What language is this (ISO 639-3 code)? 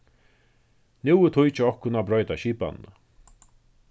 fao